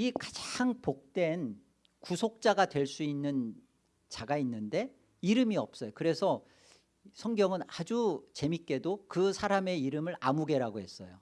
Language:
Korean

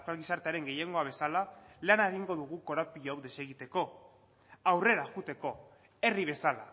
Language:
Basque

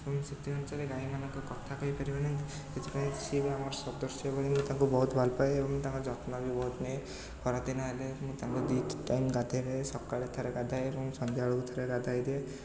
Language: Odia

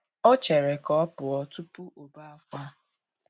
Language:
Igbo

